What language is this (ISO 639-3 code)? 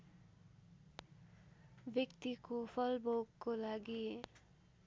nep